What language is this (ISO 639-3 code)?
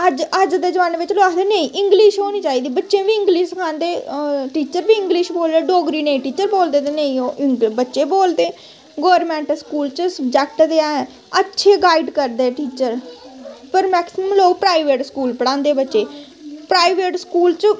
doi